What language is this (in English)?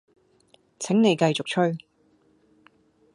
Cantonese